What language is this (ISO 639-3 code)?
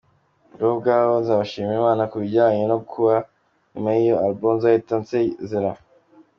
kin